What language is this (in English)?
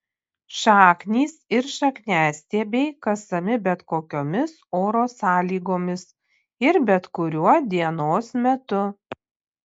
Lithuanian